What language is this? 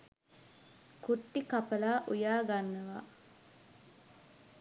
Sinhala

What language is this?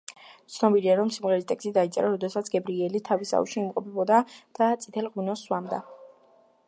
Georgian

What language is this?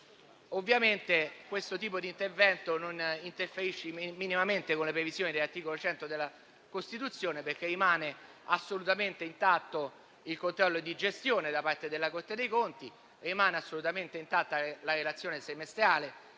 Italian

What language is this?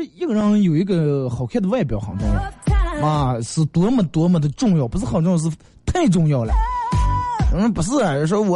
Chinese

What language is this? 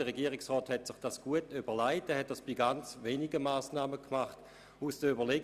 Swiss German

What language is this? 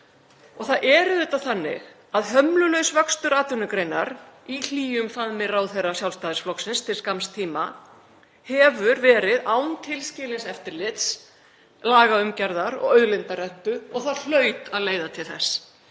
Icelandic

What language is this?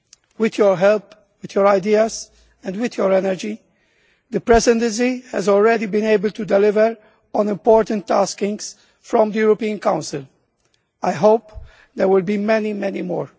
English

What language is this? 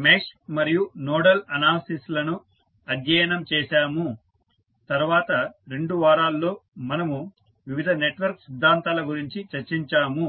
Telugu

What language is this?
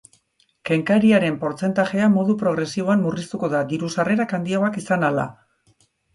Basque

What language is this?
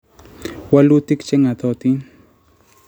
Kalenjin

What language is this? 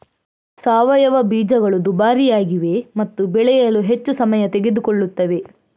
Kannada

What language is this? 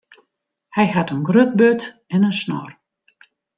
Western Frisian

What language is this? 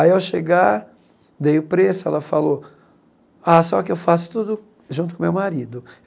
Portuguese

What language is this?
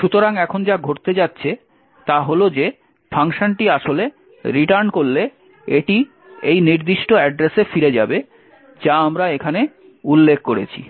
Bangla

